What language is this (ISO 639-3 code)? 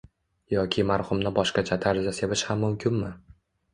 uzb